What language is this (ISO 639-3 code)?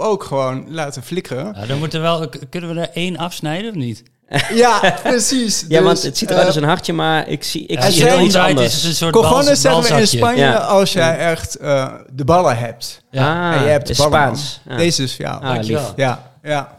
nld